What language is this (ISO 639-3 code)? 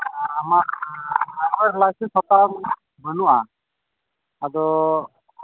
sat